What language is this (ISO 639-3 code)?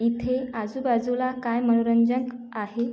mar